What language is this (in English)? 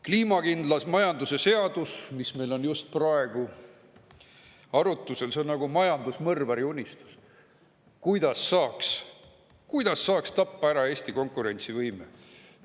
Estonian